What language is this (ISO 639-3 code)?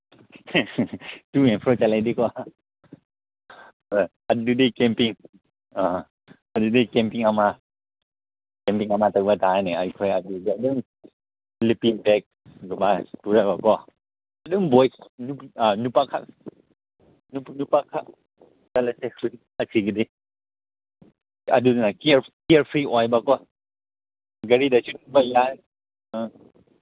mni